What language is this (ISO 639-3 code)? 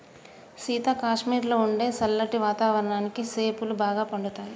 tel